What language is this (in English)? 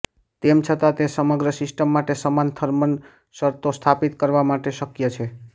Gujarati